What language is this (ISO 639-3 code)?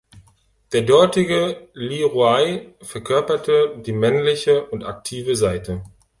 deu